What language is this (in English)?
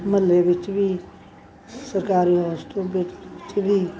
Punjabi